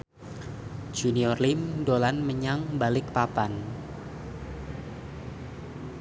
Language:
Javanese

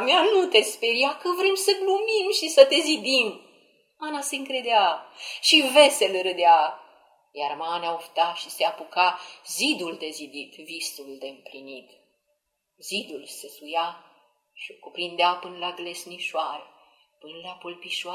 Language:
Romanian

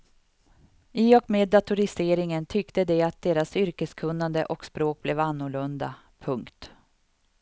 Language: Swedish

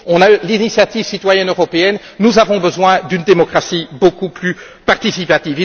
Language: French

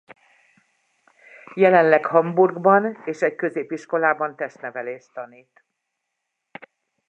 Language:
Hungarian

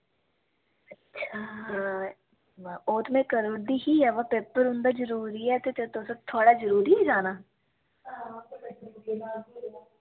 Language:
Dogri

